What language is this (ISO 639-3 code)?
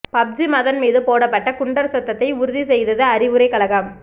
tam